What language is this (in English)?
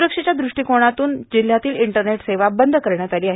Marathi